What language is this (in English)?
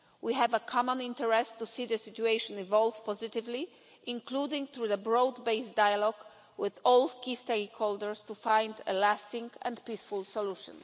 English